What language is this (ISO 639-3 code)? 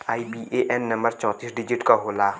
bho